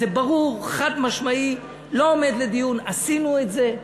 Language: Hebrew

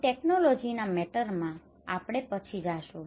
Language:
Gujarati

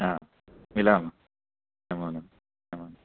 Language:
Sanskrit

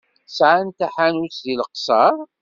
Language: Kabyle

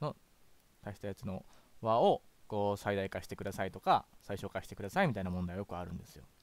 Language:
Japanese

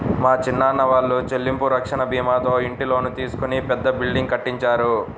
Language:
Telugu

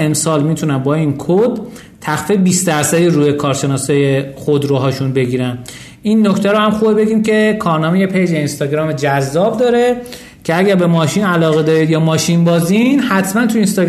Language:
Persian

